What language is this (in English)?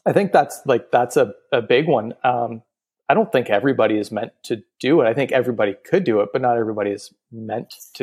English